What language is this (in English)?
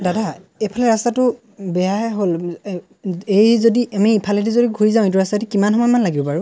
Assamese